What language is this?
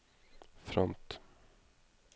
Norwegian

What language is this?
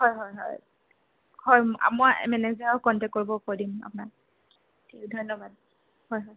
Assamese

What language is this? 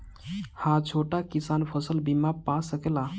Bhojpuri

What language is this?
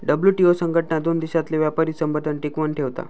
Marathi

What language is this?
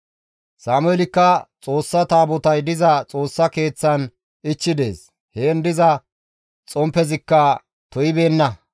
Gamo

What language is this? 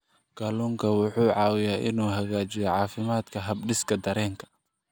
Somali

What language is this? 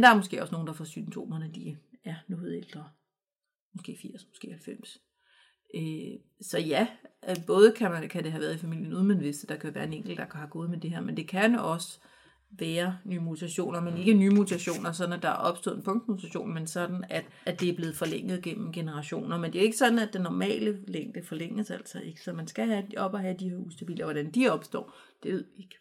Danish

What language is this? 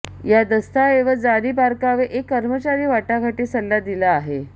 Marathi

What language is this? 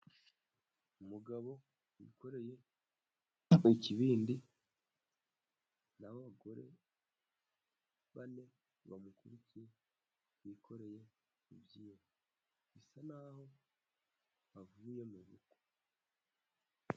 Kinyarwanda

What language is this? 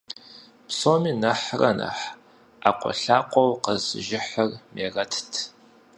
Kabardian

